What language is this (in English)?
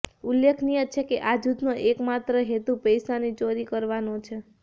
Gujarati